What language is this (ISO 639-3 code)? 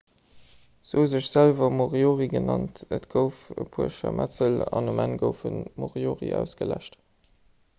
ltz